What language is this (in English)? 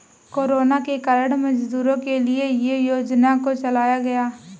Hindi